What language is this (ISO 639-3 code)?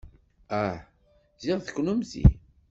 kab